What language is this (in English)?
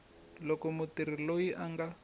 Tsonga